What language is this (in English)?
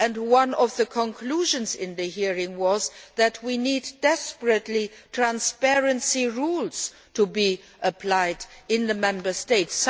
English